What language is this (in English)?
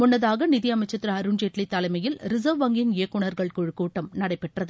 Tamil